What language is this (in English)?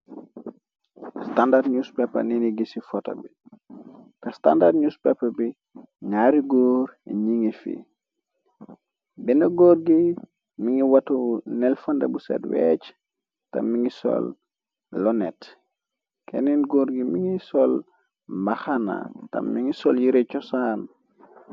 Wolof